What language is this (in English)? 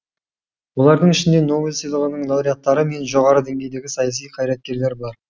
Kazakh